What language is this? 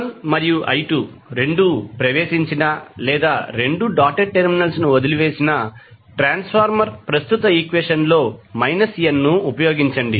Telugu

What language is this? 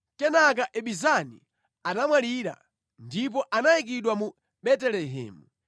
Nyanja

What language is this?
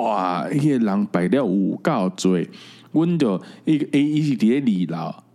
Chinese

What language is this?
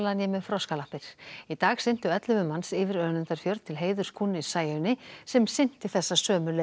Icelandic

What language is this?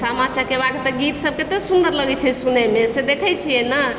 Maithili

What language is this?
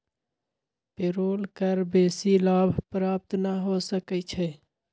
Magahi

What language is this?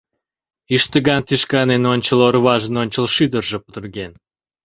Mari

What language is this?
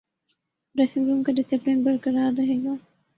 Urdu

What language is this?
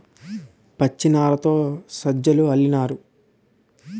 Telugu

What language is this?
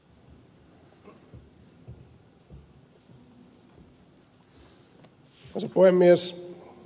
Finnish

